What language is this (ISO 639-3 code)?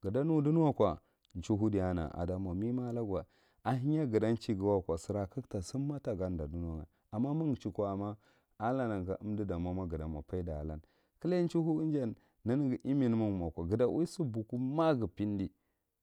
mrt